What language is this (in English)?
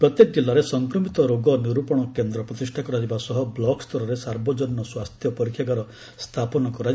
Odia